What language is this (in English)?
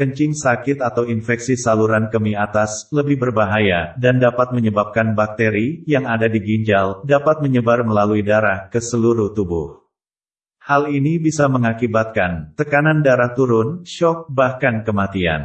Indonesian